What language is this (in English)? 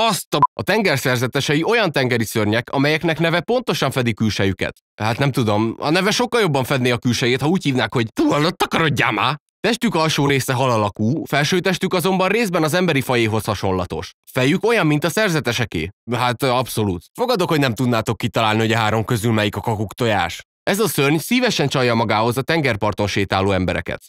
Hungarian